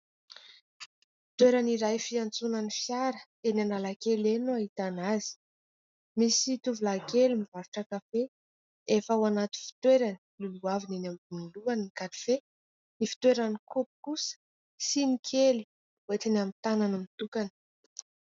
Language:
Malagasy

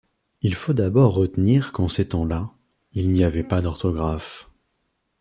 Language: French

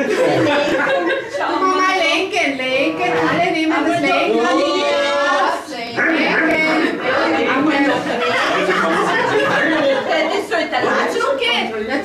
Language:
German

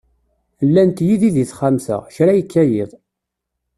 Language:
Kabyle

